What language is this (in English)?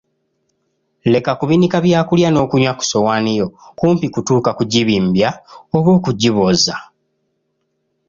Ganda